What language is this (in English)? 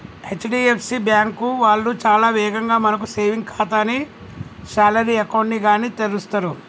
Telugu